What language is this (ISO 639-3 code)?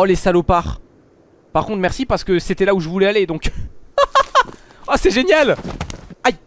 fra